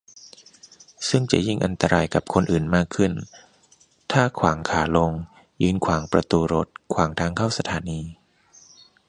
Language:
Thai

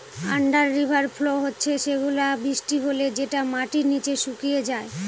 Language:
Bangla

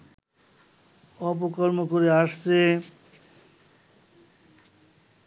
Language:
Bangla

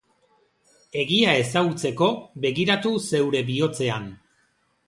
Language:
Basque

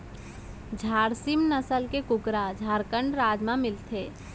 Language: Chhattisgarhi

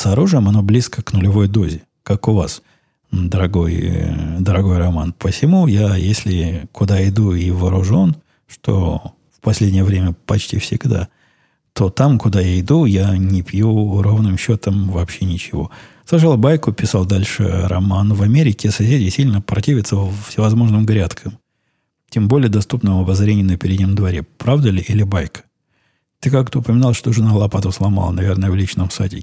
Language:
Russian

